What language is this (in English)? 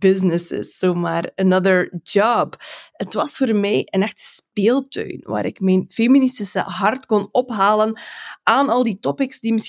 Dutch